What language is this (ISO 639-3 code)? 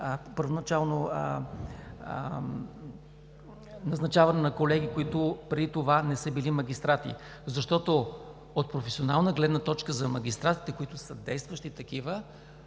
bul